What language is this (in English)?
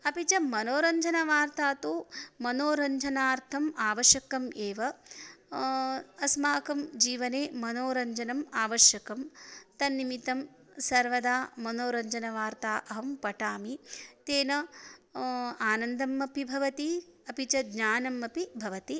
Sanskrit